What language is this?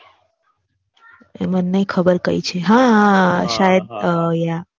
Gujarati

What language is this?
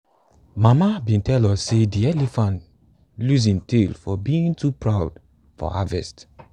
Nigerian Pidgin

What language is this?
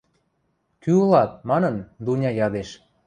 Western Mari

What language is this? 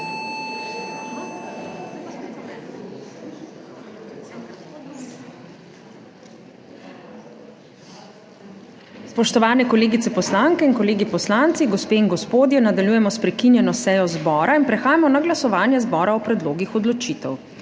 Slovenian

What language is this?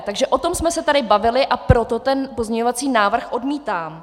Czech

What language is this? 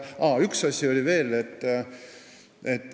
Estonian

